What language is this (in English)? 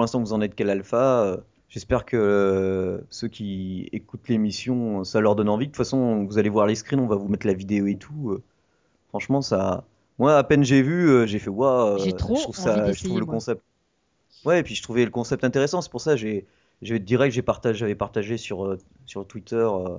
French